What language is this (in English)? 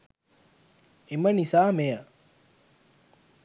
Sinhala